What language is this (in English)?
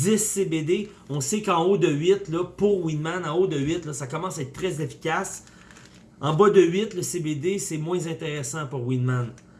French